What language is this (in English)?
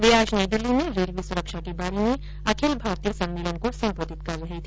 Hindi